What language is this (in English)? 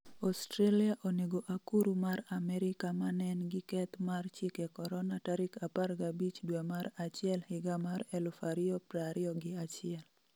Luo (Kenya and Tanzania)